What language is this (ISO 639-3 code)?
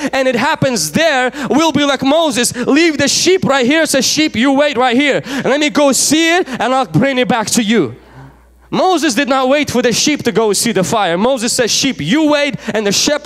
eng